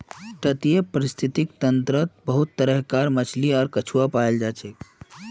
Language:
Magahi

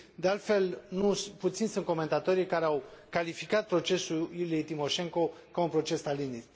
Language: Romanian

